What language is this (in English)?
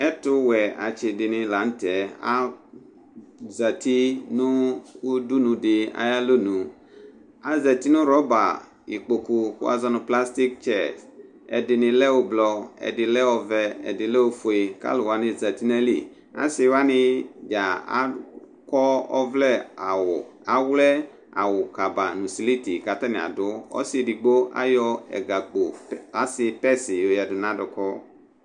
Ikposo